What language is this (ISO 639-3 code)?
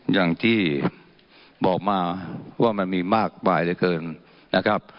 tha